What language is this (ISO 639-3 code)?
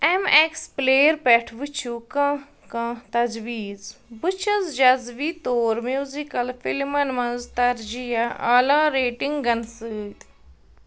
kas